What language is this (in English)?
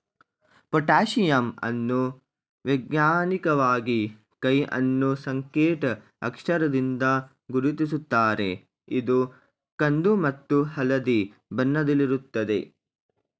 Kannada